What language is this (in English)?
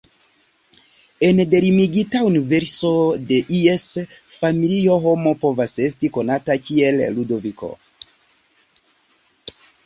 Esperanto